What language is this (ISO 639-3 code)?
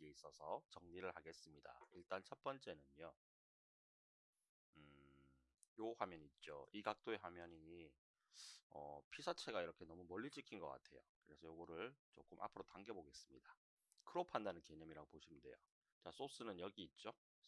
kor